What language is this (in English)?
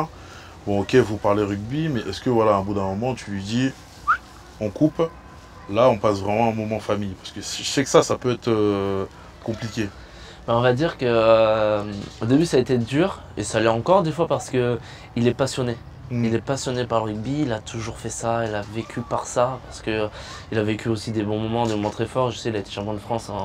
French